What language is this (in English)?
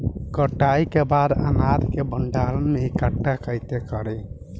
Bhojpuri